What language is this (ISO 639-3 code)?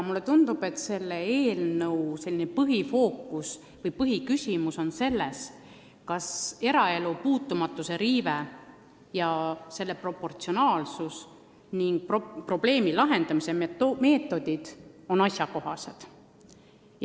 est